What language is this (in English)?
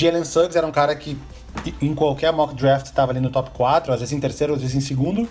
Portuguese